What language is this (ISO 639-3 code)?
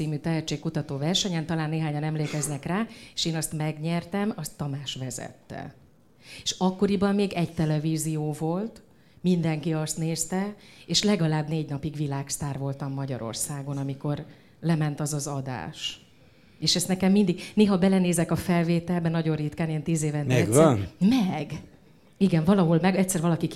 hun